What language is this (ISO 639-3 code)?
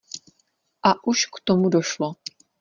ces